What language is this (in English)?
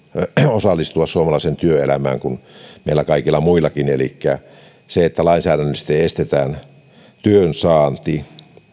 Finnish